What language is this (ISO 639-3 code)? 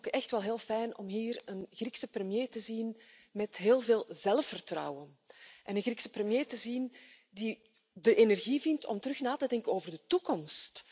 nld